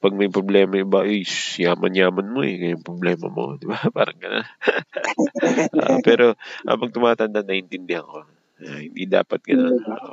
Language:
Filipino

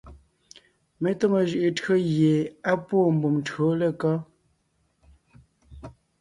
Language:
Ngiemboon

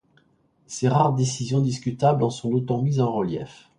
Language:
French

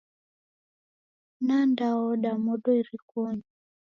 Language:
Taita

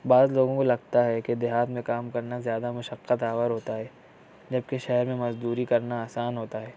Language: Urdu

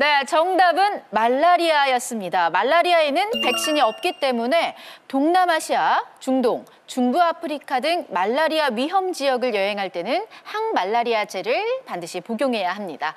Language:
Korean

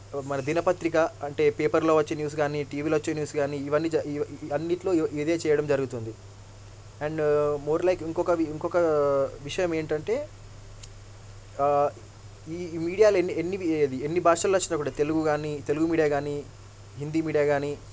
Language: Telugu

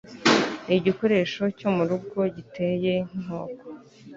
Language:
Kinyarwanda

